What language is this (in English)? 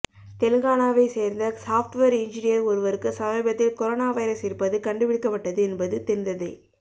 Tamil